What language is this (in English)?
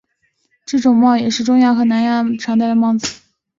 Chinese